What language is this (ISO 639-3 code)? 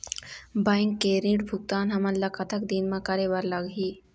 hne